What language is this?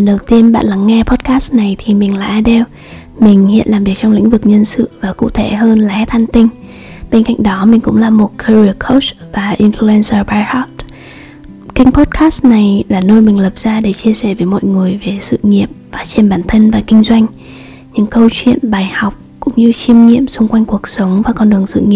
Vietnamese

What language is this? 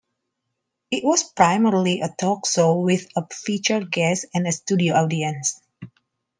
English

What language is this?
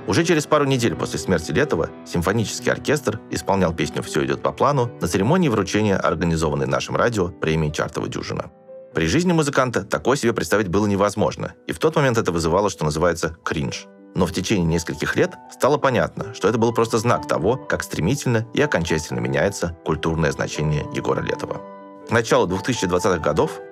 Russian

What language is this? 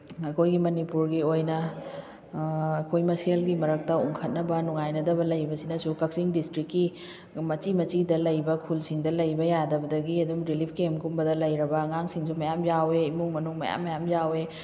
Manipuri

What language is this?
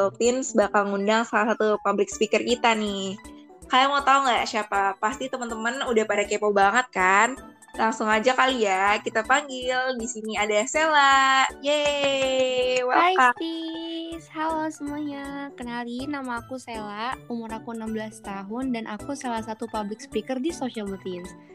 Indonesian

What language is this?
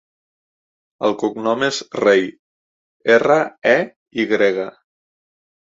Catalan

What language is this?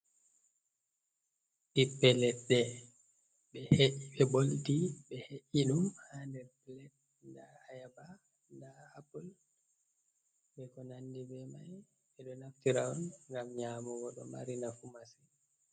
Fula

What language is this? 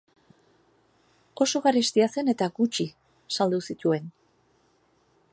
Basque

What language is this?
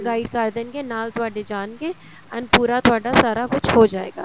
Punjabi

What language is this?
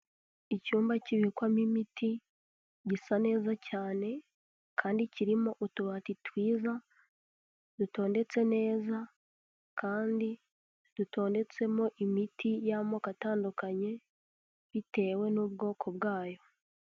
Kinyarwanda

